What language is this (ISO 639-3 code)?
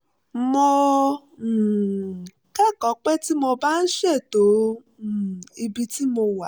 yor